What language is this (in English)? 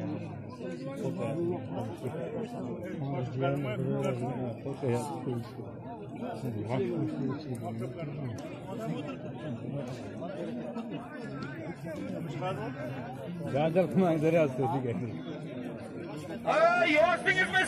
Turkish